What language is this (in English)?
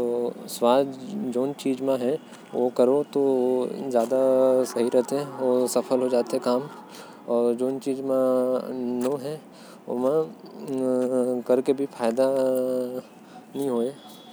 Korwa